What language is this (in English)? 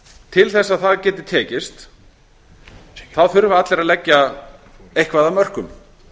Icelandic